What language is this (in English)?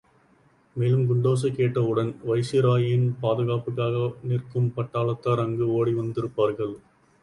Tamil